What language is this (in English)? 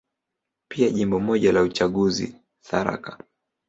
Swahili